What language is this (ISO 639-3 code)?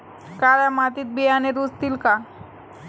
mar